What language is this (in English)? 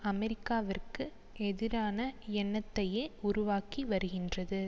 Tamil